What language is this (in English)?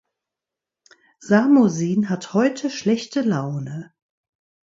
German